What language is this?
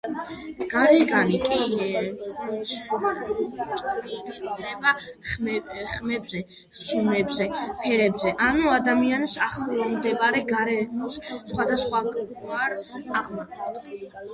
Georgian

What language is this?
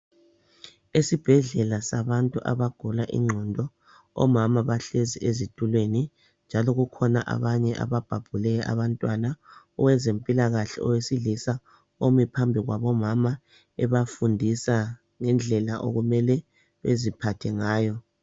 North Ndebele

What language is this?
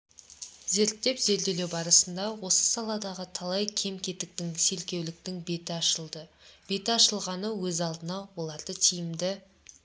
Kazakh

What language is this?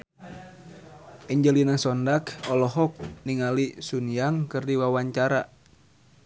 Sundanese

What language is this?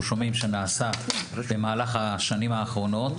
Hebrew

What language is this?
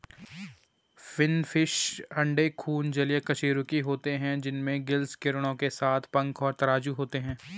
Hindi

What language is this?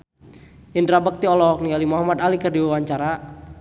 Sundanese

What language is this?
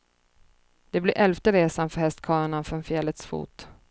Swedish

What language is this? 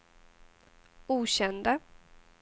Swedish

